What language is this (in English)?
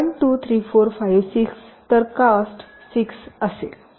Marathi